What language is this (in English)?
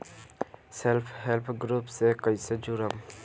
Bhojpuri